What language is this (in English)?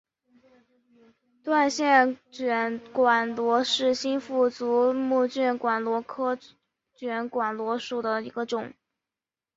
Chinese